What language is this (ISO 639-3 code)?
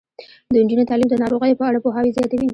pus